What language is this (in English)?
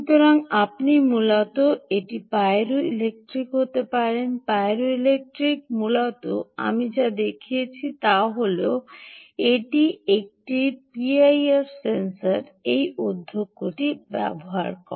Bangla